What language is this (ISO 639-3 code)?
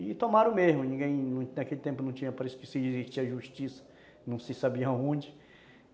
por